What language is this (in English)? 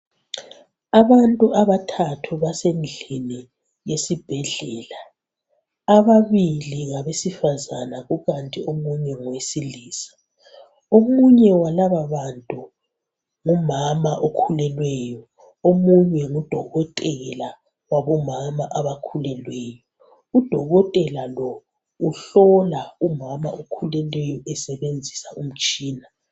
North Ndebele